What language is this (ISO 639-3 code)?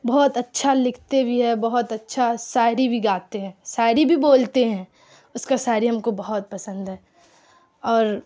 urd